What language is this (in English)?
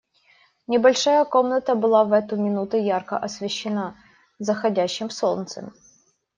Russian